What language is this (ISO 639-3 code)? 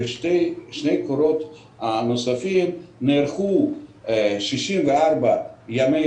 heb